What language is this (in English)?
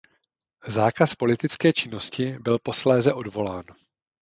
Czech